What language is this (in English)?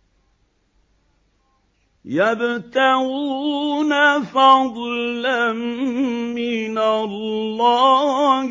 Arabic